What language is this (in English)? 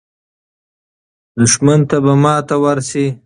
Pashto